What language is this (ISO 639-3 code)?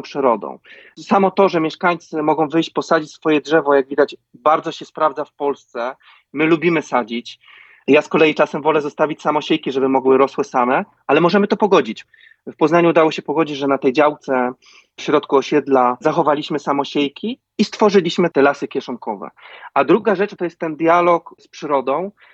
pol